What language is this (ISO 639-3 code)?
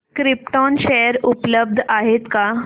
mar